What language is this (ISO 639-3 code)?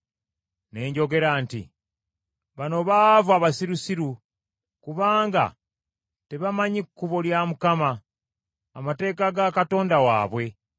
lug